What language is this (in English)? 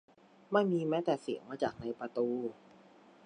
Thai